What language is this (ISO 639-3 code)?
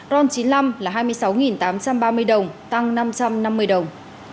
vie